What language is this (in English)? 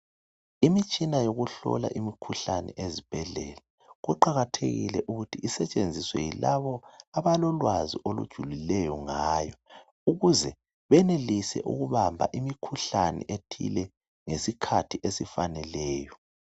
North Ndebele